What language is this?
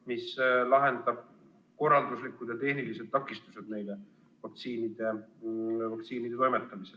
Estonian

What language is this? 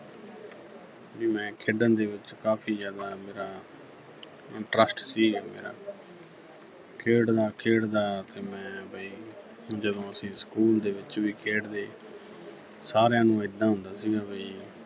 Punjabi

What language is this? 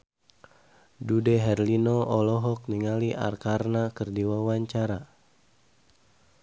Sundanese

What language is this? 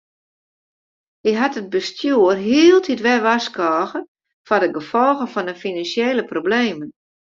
Western Frisian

